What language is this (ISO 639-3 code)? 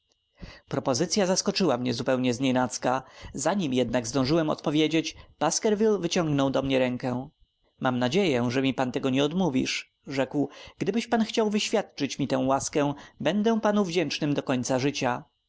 pol